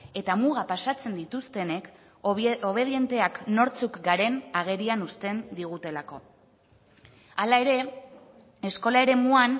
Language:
Basque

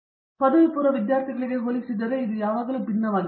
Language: Kannada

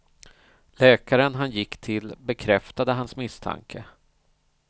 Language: Swedish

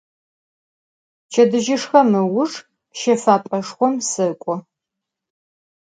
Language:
Adyghe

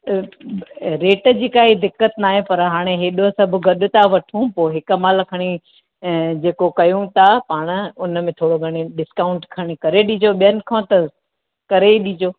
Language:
Sindhi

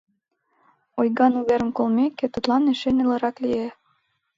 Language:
Mari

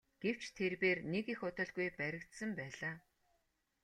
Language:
Mongolian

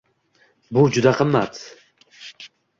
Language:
Uzbek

